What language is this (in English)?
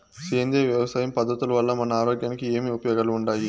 Telugu